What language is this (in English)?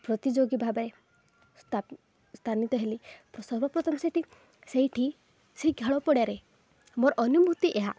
Odia